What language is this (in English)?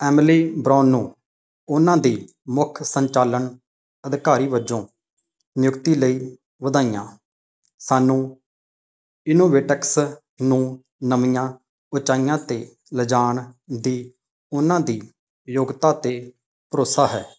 Punjabi